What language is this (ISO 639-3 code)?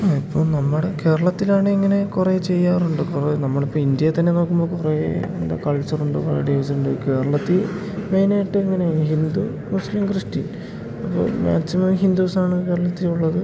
mal